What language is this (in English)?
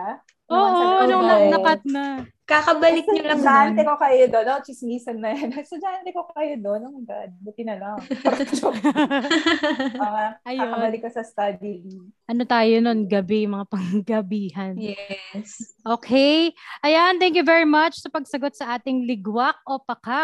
Filipino